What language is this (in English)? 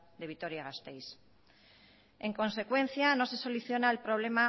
Spanish